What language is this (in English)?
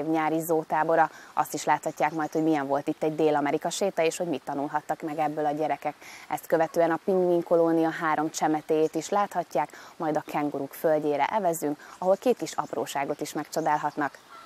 Hungarian